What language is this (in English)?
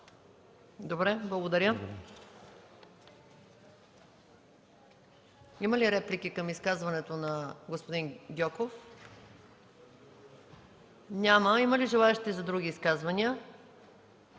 Bulgarian